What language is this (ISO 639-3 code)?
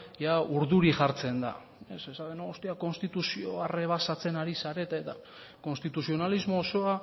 eus